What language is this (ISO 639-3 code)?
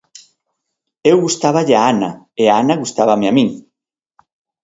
glg